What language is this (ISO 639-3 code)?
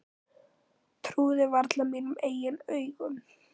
isl